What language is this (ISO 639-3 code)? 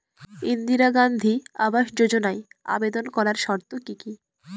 ben